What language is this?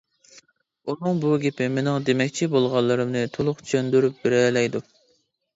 Uyghur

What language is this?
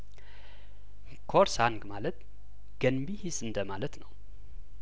Amharic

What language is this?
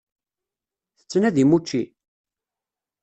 Kabyle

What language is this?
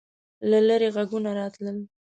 Pashto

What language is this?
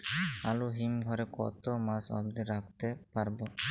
Bangla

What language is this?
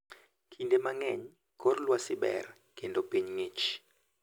Luo (Kenya and Tanzania)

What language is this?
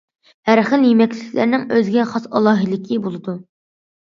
Uyghur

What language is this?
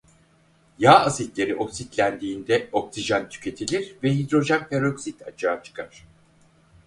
Turkish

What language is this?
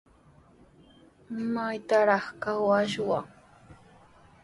Sihuas Ancash Quechua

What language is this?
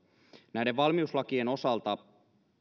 Finnish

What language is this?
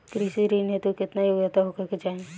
Bhojpuri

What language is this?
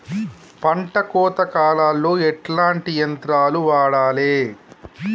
Telugu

